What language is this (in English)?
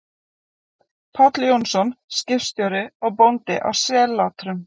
Icelandic